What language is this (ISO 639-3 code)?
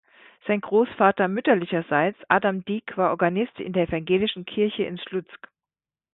deu